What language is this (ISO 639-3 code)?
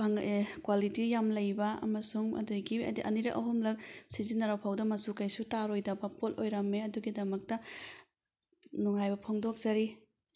mni